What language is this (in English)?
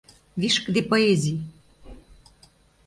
Mari